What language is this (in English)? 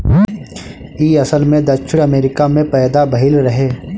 Bhojpuri